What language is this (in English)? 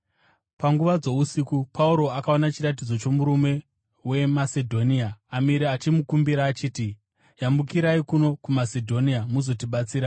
Shona